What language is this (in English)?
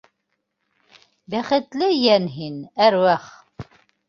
Bashkir